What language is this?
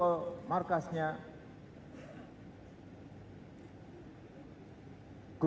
Indonesian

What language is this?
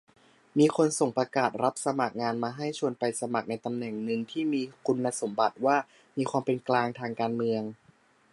Thai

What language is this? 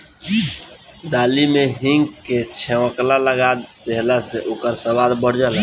Bhojpuri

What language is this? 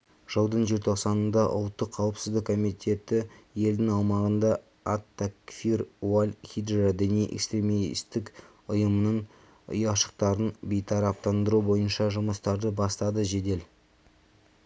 Kazakh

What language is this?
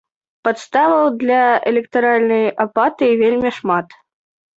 Belarusian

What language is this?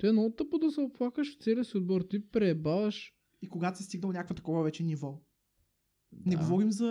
Bulgarian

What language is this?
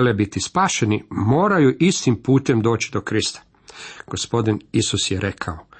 Croatian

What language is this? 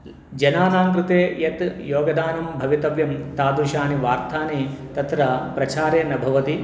Sanskrit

